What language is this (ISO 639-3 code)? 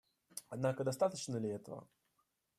rus